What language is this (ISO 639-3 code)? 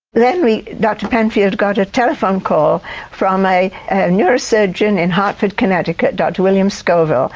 eng